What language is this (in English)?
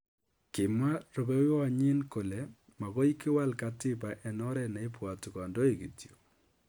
Kalenjin